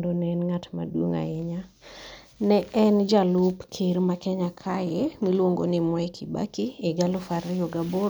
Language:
Luo (Kenya and Tanzania)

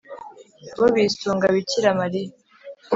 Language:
Kinyarwanda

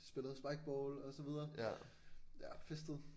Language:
Danish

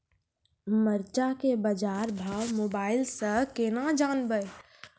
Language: Maithili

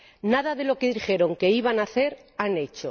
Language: Spanish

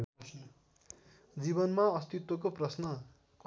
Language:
Nepali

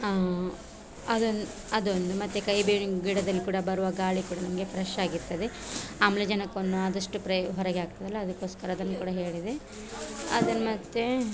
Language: Kannada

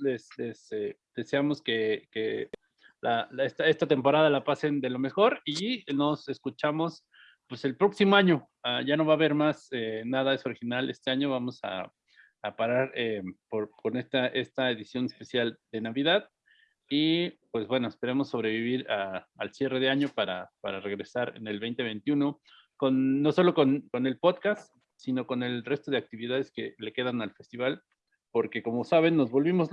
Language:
Spanish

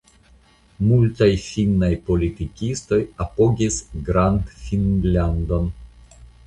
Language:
Esperanto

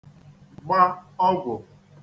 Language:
Igbo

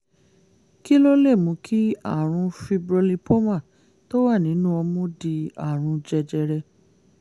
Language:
Yoruba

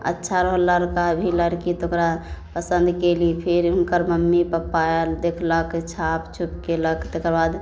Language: Maithili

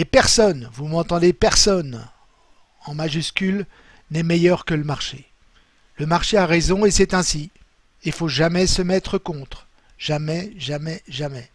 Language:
French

